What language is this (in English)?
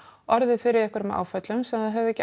Icelandic